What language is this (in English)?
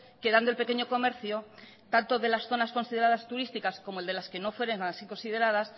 Spanish